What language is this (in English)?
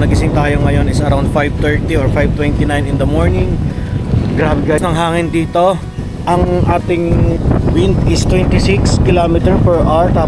Filipino